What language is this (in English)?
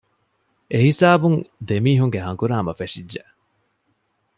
Divehi